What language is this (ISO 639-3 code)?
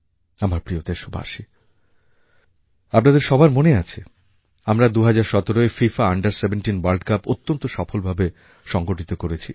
ben